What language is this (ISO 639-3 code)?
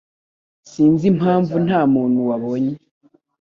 kin